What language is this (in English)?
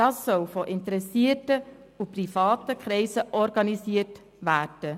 Swiss German